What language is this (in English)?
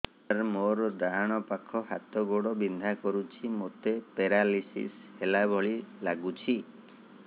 Odia